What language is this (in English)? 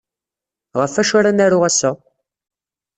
Kabyle